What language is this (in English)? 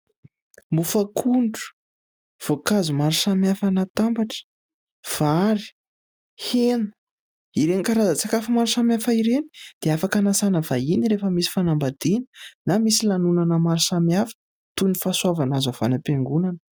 Malagasy